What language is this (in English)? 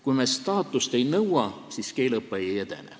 Estonian